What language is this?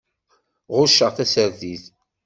Kabyle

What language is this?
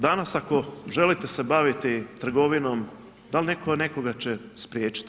Croatian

